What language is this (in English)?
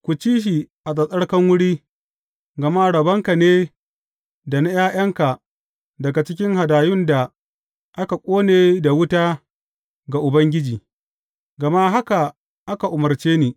Hausa